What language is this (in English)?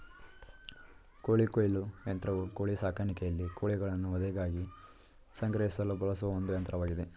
Kannada